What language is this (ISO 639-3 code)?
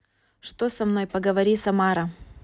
rus